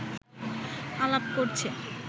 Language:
Bangla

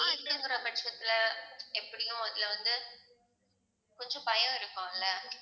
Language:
Tamil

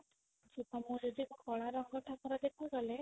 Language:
Odia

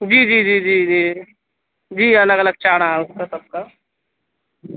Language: Urdu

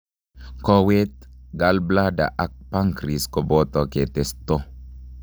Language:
Kalenjin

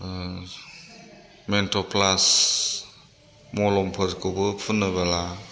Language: Bodo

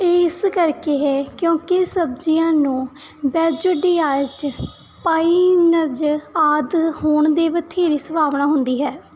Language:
Punjabi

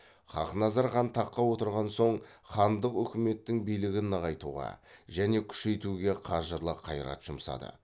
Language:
Kazakh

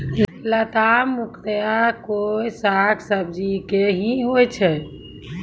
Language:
Maithili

